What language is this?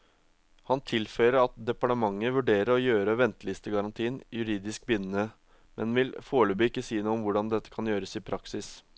Norwegian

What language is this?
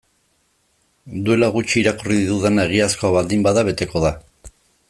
Basque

